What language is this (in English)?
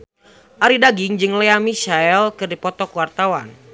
Sundanese